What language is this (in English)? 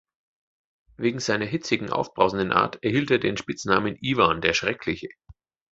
German